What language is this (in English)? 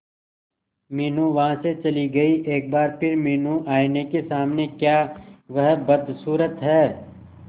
Hindi